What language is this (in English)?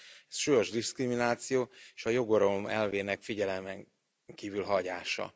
Hungarian